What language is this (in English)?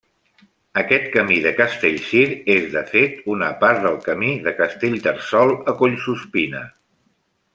Catalan